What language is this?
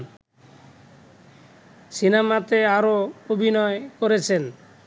Bangla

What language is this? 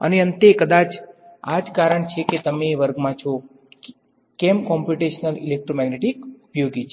Gujarati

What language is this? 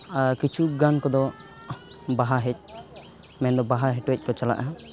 Santali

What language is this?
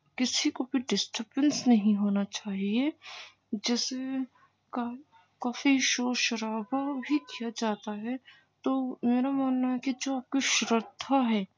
Urdu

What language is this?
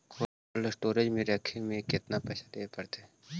Magahi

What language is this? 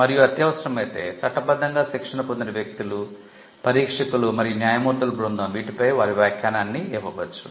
Telugu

